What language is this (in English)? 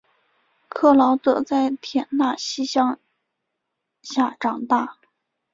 Chinese